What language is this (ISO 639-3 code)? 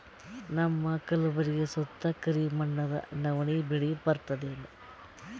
kan